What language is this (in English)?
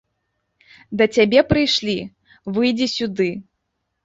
Belarusian